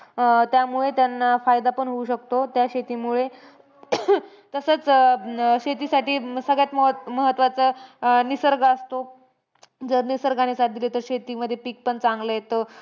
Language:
Marathi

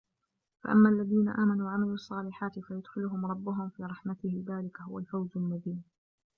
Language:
Arabic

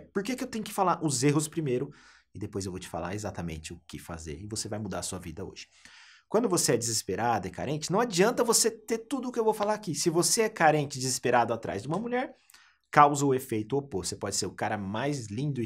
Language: Portuguese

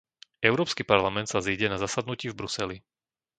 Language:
Slovak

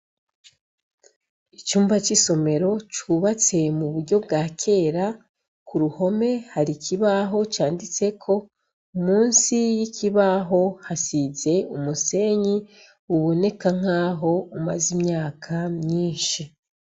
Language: Rundi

